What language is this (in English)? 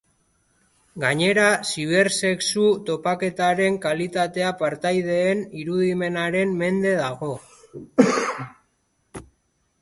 Basque